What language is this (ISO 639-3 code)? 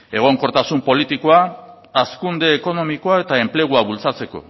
eus